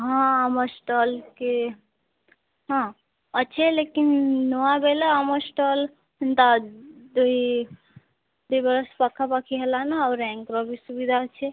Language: Odia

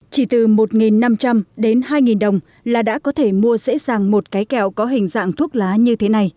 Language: Vietnamese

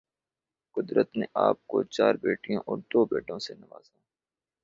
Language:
Urdu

